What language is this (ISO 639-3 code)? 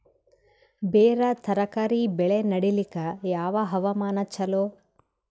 kan